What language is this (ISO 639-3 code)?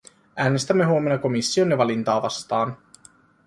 fin